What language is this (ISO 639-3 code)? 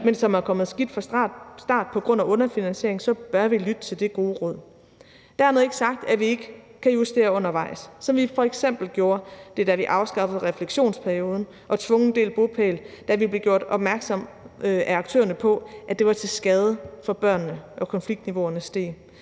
dan